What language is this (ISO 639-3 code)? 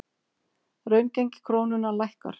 isl